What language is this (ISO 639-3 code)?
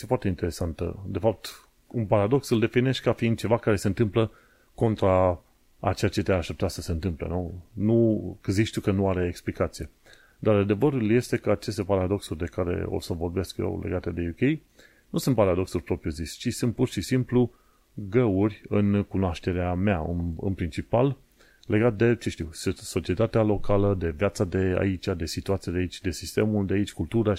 ron